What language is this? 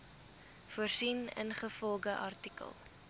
Afrikaans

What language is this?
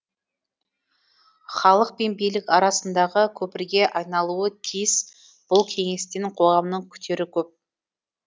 Kazakh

